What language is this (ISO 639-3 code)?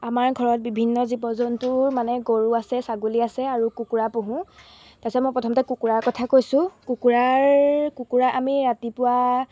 asm